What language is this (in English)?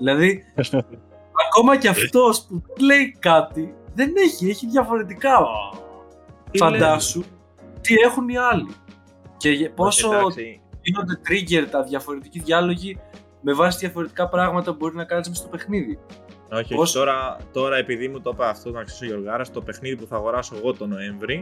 Greek